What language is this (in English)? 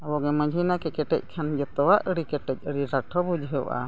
Santali